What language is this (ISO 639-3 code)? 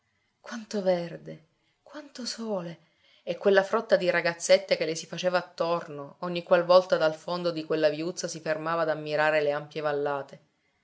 ita